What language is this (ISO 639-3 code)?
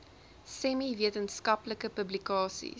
afr